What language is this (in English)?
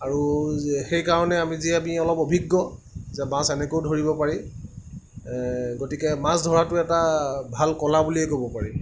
Assamese